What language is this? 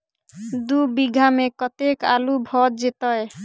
Maithili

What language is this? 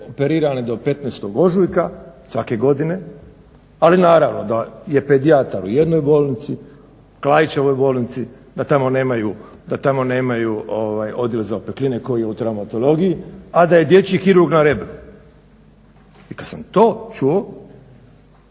Croatian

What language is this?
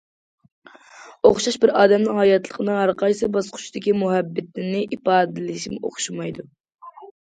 Uyghur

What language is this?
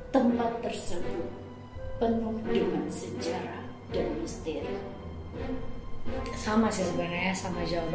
Indonesian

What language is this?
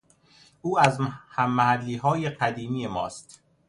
Persian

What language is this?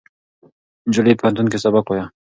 Pashto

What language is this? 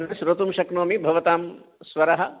Sanskrit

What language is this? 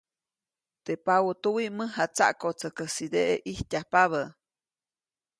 Copainalá Zoque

